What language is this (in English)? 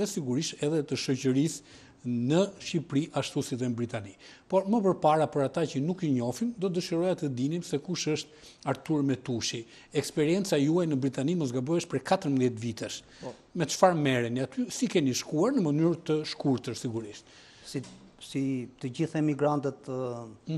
Romanian